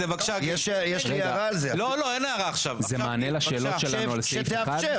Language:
Hebrew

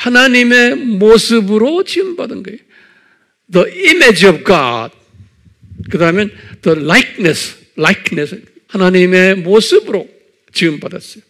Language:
Korean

